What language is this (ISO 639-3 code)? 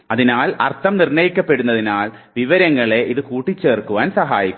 mal